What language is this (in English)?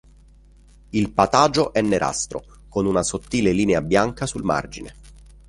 Italian